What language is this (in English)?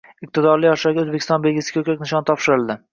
Uzbek